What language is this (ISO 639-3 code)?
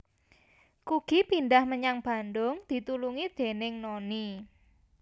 jav